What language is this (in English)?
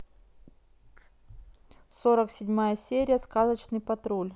Russian